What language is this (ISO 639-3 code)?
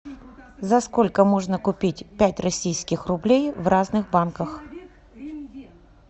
rus